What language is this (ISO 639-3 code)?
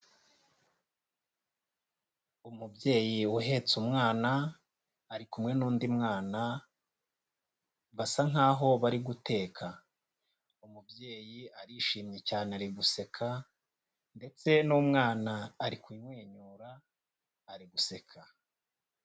kin